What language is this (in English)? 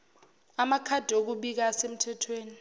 Zulu